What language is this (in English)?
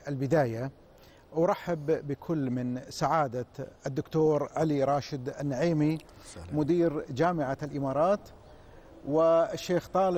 Arabic